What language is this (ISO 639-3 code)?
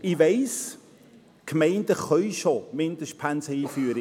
gsw